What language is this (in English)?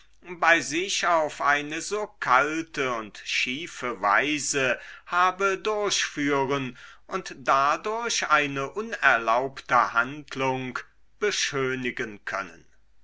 German